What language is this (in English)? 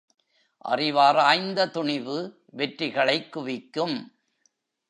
Tamil